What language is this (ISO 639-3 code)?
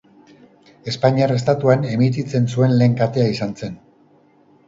eus